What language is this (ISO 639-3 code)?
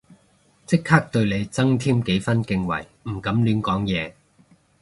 yue